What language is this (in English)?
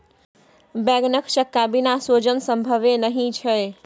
Maithili